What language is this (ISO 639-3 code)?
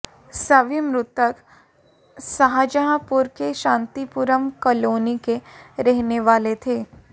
hin